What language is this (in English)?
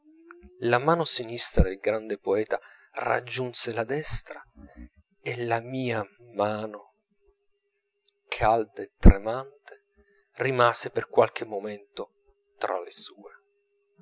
Italian